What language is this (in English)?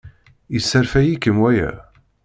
Kabyle